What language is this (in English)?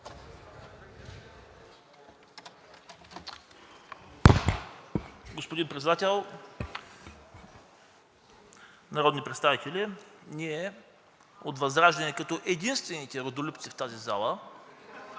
Bulgarian